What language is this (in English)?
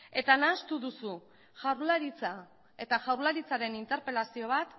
Basque